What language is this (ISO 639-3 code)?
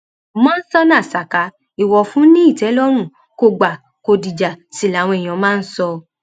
yor